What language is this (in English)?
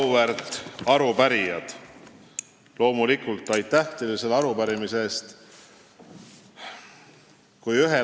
Estonian